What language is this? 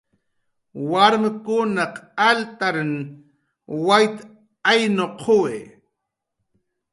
Jaqaru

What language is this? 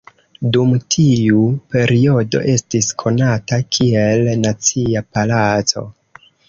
Esperanto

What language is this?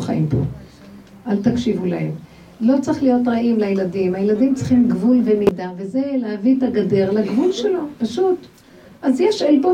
Hebrew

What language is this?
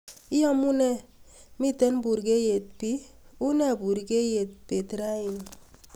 Kalenjin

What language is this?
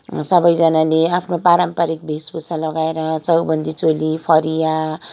Nepali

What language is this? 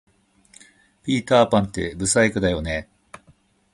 Japanese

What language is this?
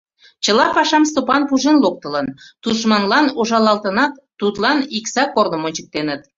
Mari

